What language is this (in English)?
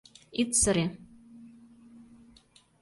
Mari